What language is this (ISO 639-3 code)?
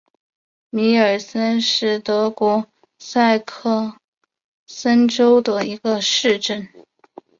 zho